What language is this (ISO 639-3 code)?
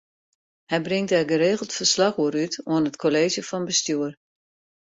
fry